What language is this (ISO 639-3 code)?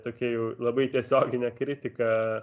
lit